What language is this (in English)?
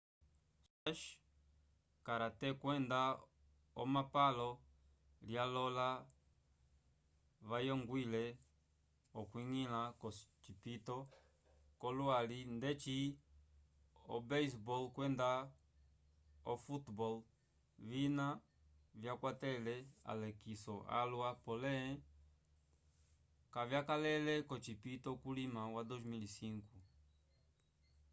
Umbundu